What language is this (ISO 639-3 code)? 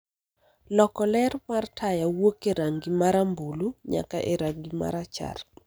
luo